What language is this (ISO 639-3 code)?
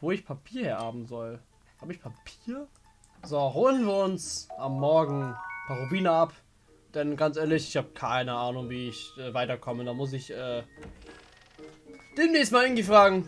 deu